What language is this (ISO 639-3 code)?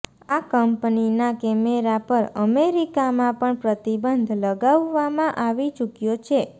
guj